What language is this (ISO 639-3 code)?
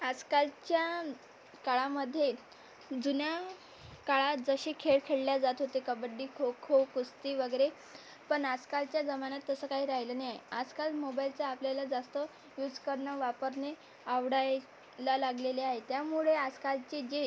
mar